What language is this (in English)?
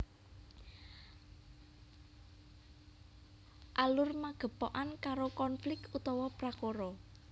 Javanese